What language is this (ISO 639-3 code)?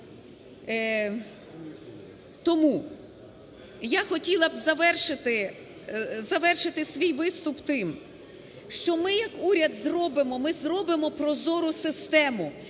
ukr